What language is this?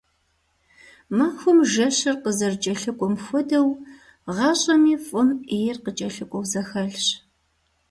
Kabardian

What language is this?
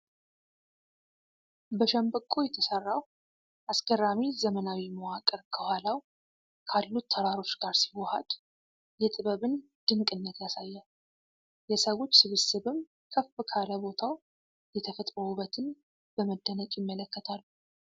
Amharic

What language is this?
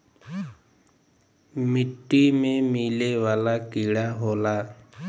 Bhojpuri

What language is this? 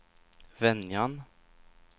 Swedish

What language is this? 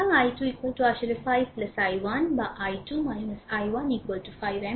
Bangla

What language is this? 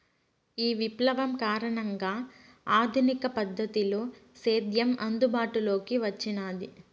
Telugu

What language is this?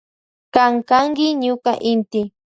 Loja Highland Quichua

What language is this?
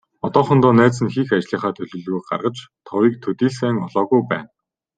Mongolian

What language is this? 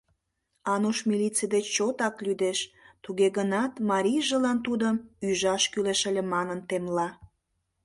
Mari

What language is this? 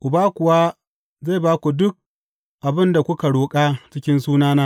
Hausa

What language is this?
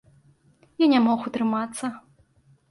Belarusian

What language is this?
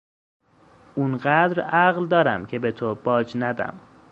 Persian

